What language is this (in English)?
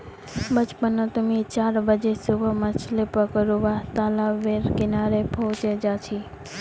Magahi